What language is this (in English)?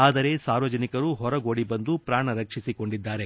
Kannada